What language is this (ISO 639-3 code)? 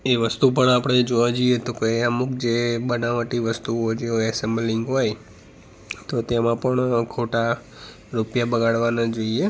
guj